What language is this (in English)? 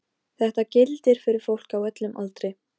Icelandic